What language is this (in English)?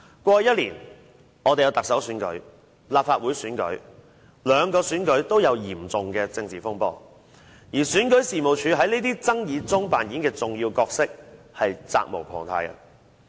Cantonese